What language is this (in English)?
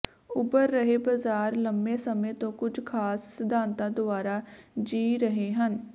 Punjabi